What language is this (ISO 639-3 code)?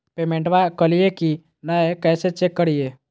mag